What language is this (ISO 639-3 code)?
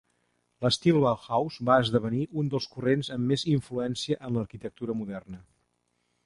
cat